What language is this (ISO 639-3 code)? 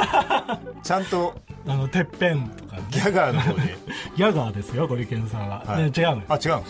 jpn